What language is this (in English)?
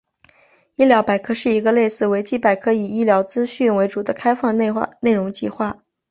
Chinese